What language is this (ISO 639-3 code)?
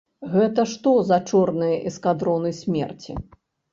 bel